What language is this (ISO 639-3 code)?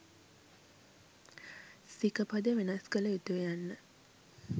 sin